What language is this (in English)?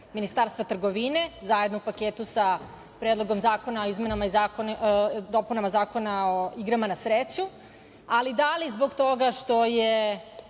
Serbian